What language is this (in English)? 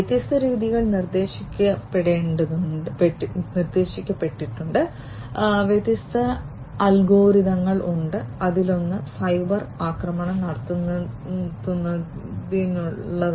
Malayalam